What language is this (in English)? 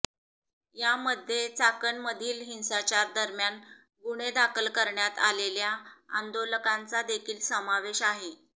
Marathi